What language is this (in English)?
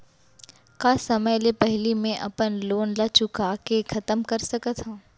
Chhattisgarhi